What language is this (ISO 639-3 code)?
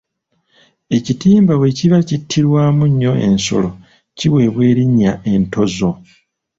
lug